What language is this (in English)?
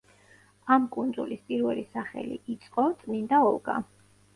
Georgian